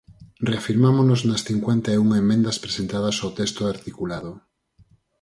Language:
Galician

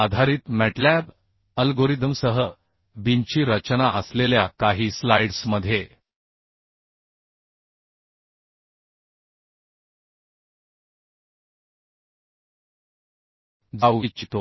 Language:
Marathi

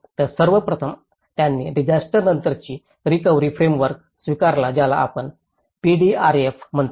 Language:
Marathi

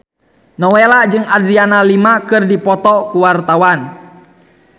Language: Sundanese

